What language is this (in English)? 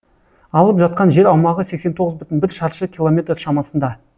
Kazakh